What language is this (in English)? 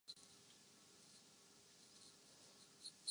Urdu